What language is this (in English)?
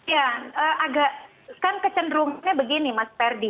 Indonesian